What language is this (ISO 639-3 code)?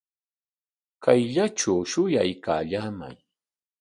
qwa